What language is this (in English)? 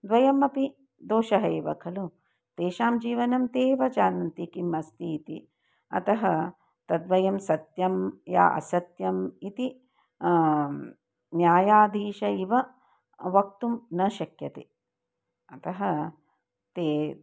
Sanskrit